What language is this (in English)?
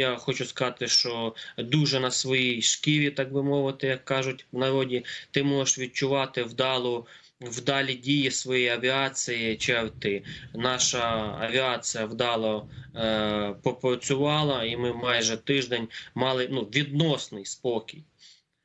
Ukrainian